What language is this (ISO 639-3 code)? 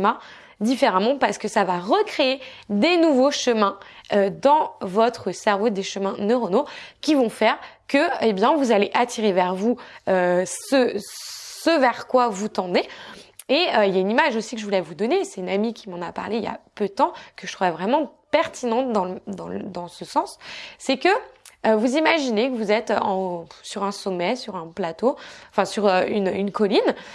fra